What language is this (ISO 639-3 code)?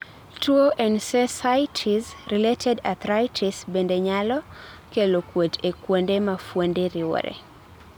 luo